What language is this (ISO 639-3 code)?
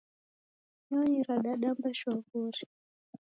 dav